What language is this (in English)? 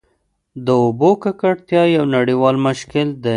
Pashto